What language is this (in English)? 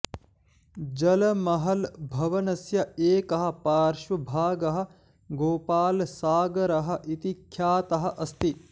Sanskrit